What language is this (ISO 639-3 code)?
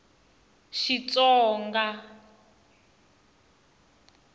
tso